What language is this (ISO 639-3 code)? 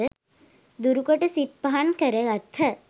sin